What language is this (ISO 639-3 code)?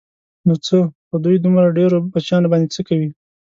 pus